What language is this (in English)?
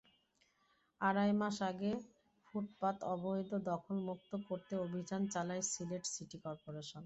Bangla